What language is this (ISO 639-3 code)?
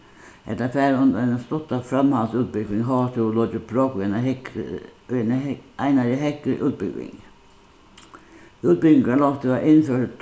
fao